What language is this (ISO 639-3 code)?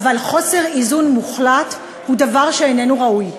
heb